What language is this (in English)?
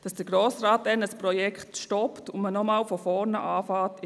Swiss German